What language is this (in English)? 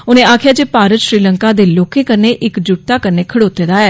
Dogri